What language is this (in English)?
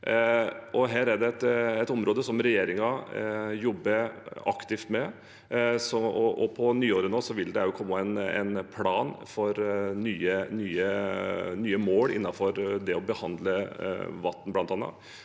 Norwegian